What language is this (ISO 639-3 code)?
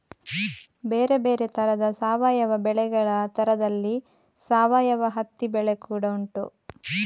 kan